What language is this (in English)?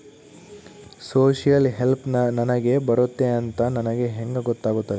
Kannada